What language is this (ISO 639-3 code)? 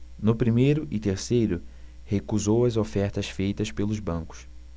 por